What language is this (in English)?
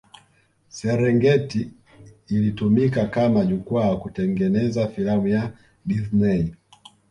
Swahili